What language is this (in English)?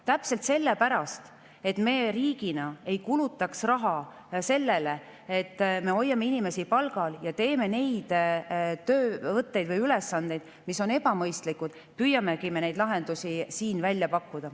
Estonian